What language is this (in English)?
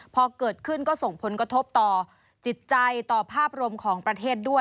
Thai